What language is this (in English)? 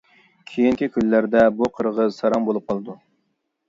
Uyghur